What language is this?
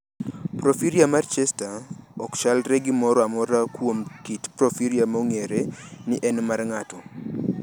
Luo (Kenya and Tanzania)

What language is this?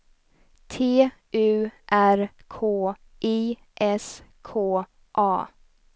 Swedish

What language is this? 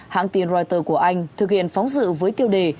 Vietnamese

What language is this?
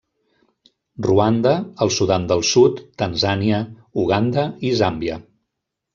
Catalan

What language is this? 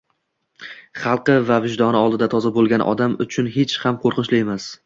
Uzbek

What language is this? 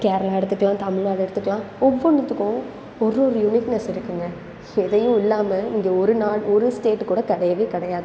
Tamil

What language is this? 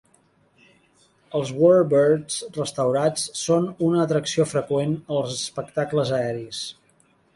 Catalan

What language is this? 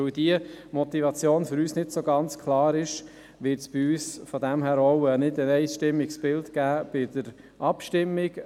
Swiss German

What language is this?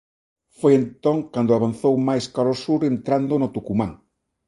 Galician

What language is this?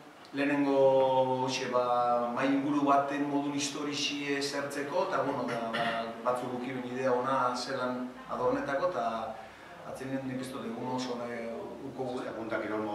Russian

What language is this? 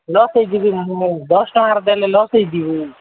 Odia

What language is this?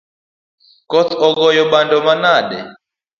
Luo (Kenya and Tanzania)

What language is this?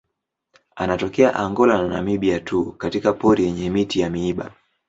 Swahili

